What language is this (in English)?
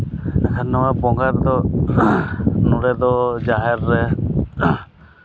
Santali